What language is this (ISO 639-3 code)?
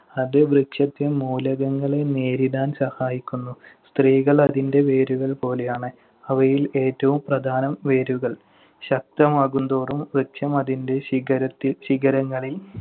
mal